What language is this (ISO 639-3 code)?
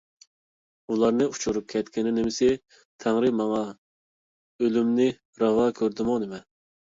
uig